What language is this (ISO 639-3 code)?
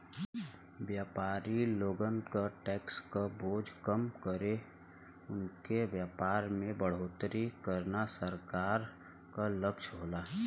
bho